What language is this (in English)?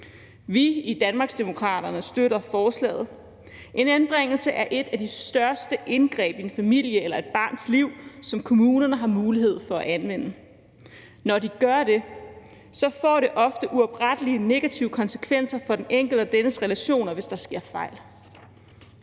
Danish